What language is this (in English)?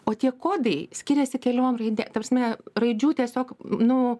Lithuanian